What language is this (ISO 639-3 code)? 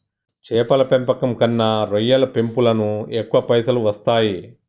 tel